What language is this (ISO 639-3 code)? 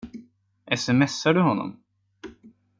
swe